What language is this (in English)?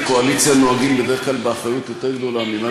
Hebrew